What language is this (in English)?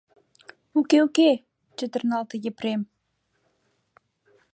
Mari